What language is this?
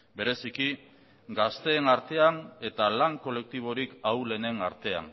Basque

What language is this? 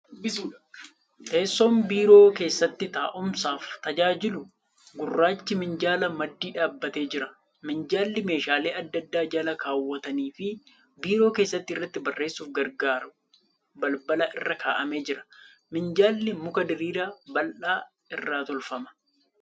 Oromo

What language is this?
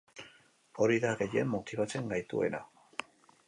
Basque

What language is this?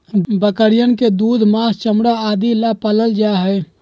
Magahi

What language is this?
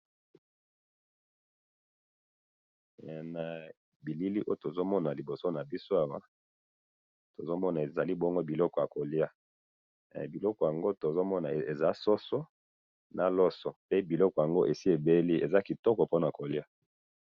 Lingala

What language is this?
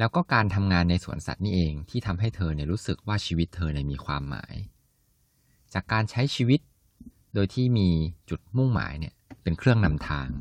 Thai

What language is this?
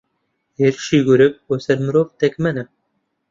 Central Kurdish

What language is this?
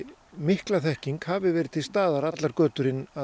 Icelandic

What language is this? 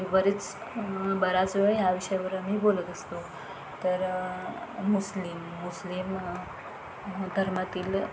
Marathi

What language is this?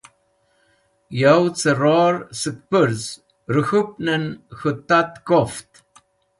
Wakhi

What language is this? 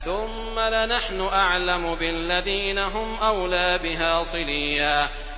Arabic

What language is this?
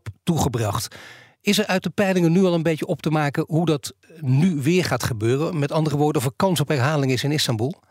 Dutch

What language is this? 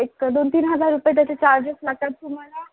Marathi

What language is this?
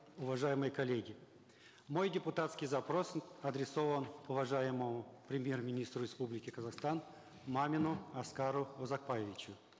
Kazakh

